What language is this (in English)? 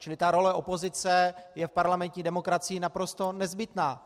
Czech